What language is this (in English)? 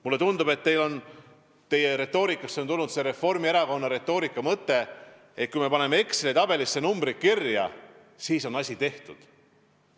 Estonian